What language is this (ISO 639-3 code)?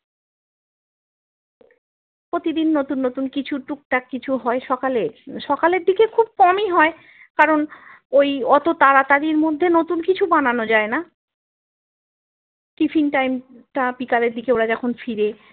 ben